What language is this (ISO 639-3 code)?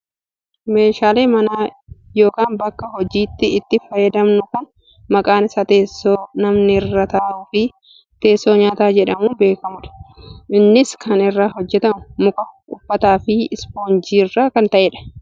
orm